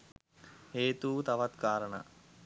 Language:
Sinhala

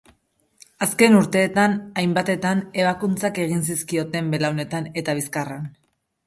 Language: Basque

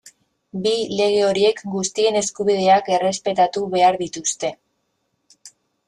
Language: Basque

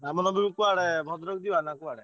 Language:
Odia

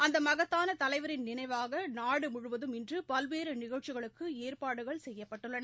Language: Tamil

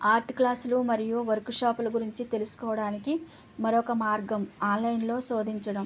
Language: Telugu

